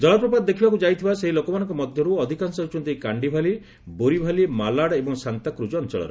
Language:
Odia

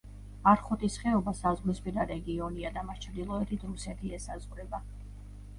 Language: Georgian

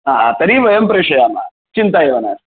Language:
Sanskrit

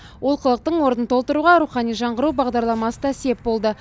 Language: Kazakh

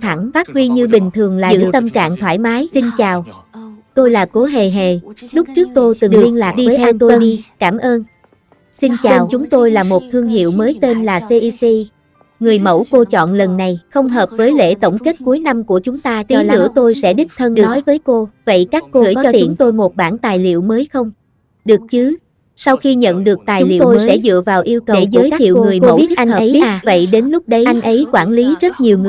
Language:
Vietnamese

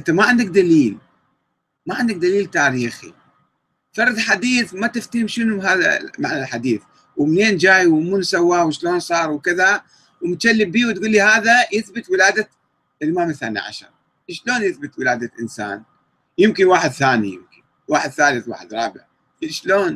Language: Arabic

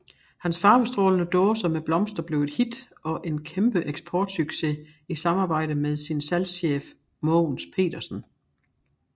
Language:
Danish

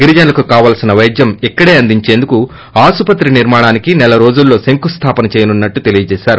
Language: Telugu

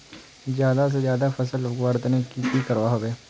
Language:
Magahi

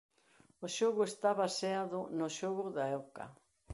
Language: Galician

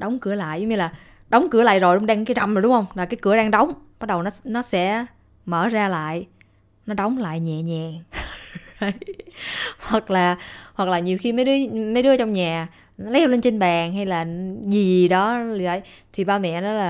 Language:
Vietnamese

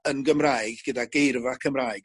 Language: Welsh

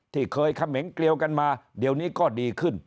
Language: Thai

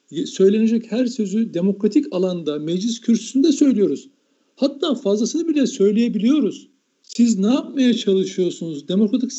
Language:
Turkish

